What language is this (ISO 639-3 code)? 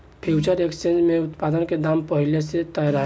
bho